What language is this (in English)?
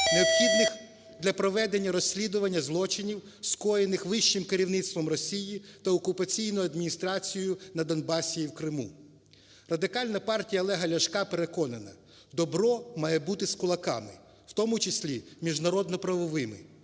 Ukrainian